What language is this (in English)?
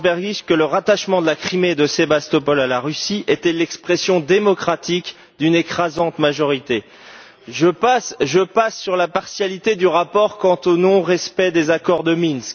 French